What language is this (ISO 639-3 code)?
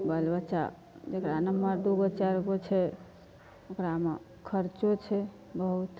mai